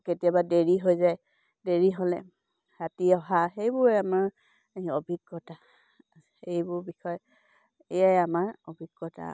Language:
Assamese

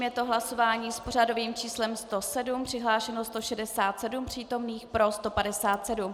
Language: Czech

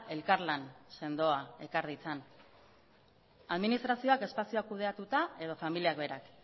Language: Basque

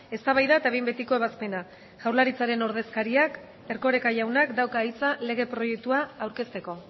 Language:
Basque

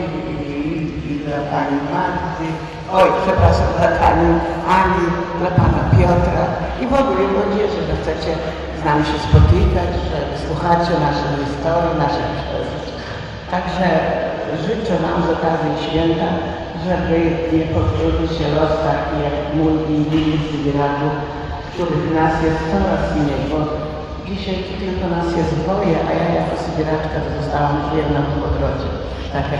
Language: Polish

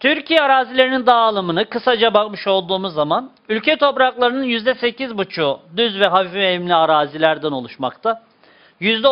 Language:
Turkish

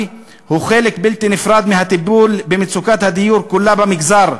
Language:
Hebrew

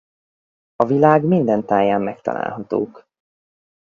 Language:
Hungarian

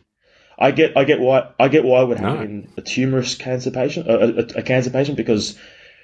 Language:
English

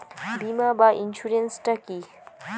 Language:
Bangla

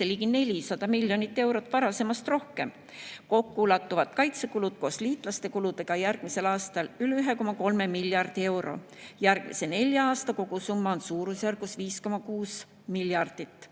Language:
Estonian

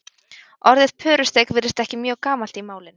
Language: Icelandic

